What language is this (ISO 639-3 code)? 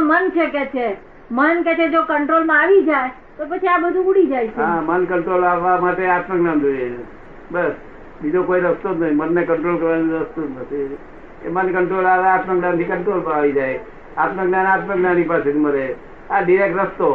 guj